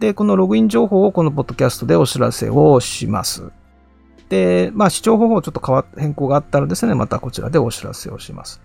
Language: Japanese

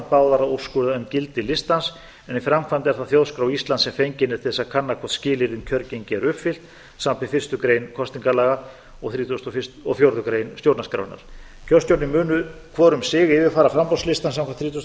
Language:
Icelandic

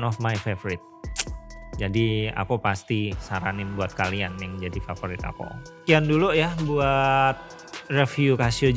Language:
Indonesian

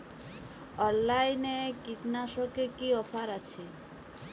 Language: Bangla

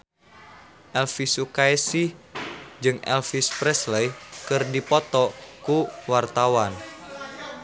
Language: Sundanese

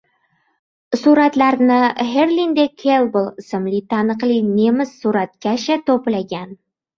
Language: Uzbek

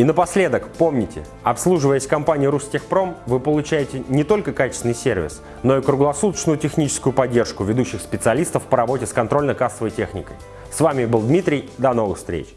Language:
Russian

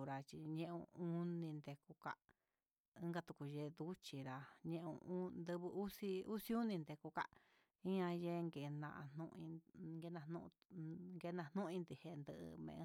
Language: Huitepec Mixtec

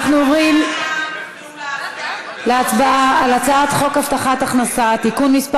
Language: Hebrew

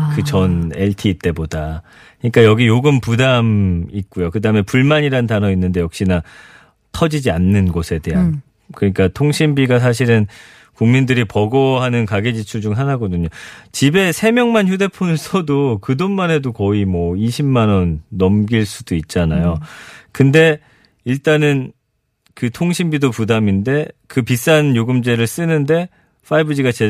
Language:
Korean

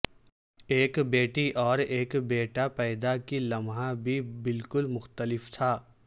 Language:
Urdu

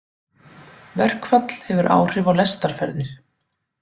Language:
Icelandic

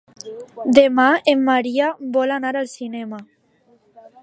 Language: Catalan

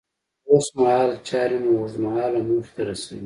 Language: Pashto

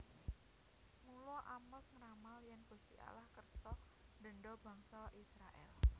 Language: Javanese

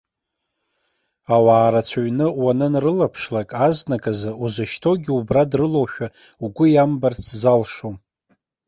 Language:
Abkhazian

